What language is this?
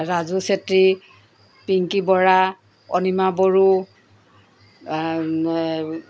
Assamese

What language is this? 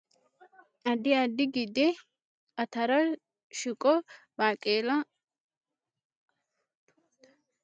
Sidamo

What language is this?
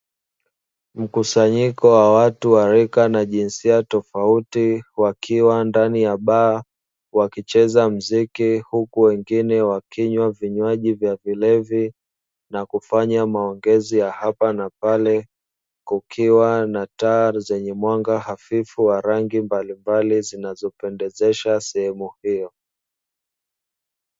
Swahili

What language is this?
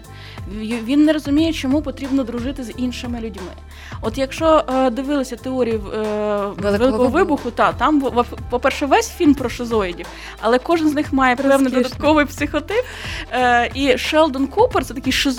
Ukrainian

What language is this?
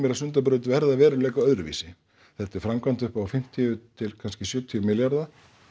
Icelandic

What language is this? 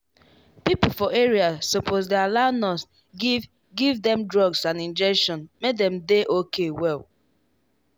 Nigerian Pidgin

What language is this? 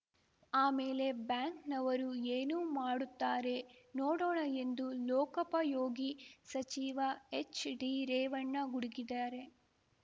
Kannada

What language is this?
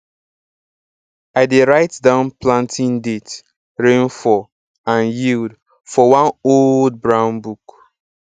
Nigerian Pidgin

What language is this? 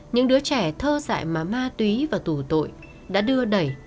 Vietnamese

